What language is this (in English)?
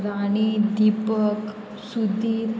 Konkani